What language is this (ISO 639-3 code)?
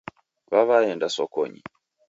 dav